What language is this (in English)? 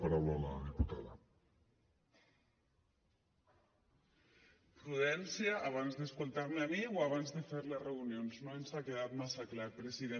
Catalan